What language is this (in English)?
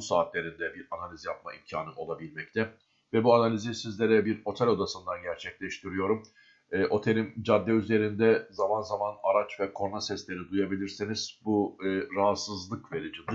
Turkish